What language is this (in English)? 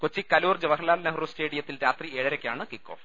Malayalam